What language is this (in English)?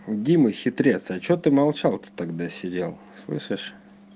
Russian